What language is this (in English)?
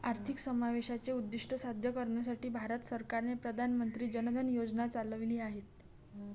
Marathi